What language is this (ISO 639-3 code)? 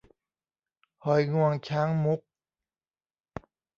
tha